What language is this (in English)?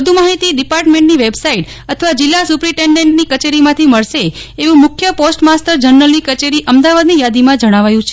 Gujarati